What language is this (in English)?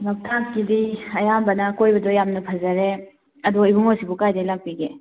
Manipuri